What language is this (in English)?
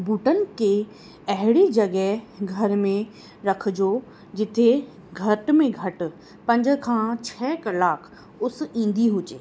Sindhi